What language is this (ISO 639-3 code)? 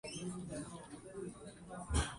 zho